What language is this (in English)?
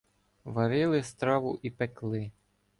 Ukrainian